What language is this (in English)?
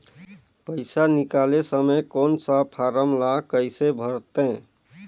Chhattisgarhi